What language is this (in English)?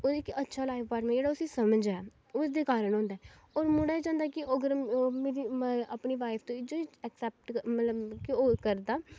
Dogri